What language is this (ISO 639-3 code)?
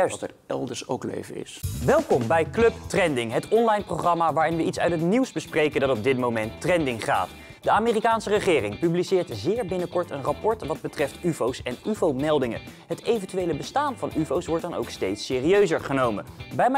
nld